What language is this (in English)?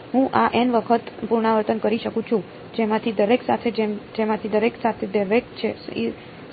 Gujarati